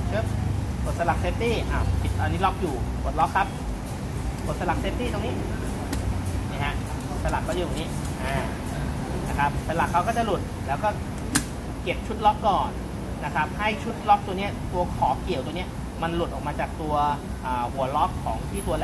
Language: Thai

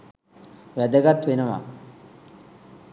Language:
Sinhala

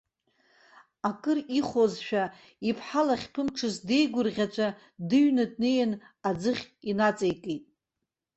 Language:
Abkhazian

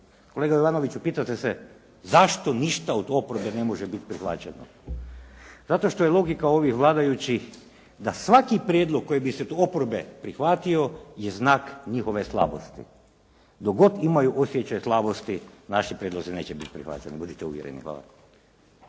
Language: Croatian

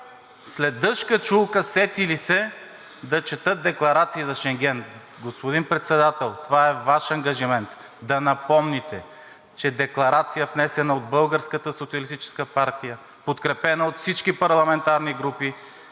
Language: Bulgarian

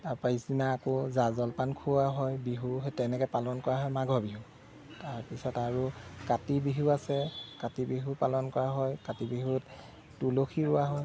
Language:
Assamese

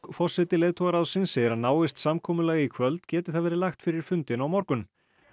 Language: Icelandic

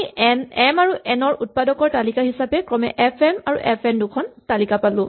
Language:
Assamese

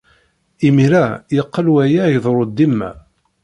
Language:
Kabyle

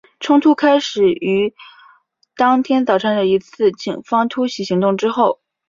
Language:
Chinese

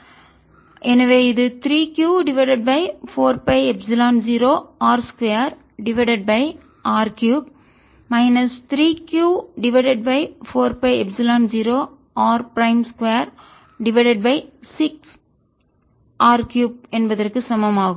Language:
Tamil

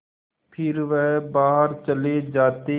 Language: Hindi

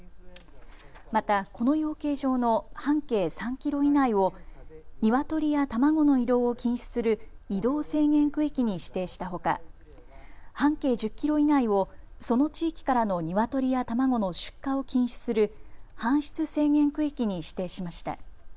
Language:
Japanese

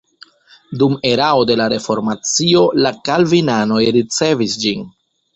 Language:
Esperanto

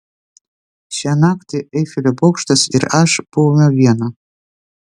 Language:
Lithuanian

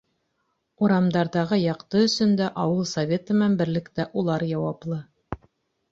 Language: Bashkir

